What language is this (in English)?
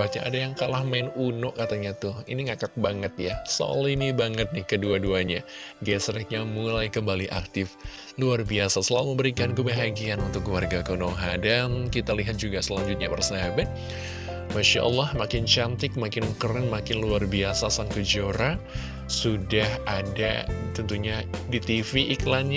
Indonesian